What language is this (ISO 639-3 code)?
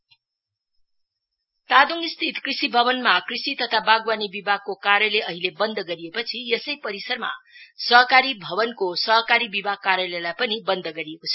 nep